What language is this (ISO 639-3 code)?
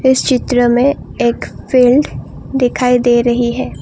hin